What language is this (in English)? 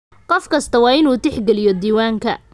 Somali